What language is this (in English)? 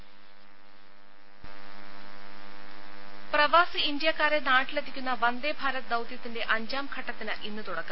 Malayalam